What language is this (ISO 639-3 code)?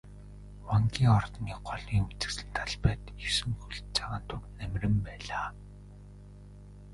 mon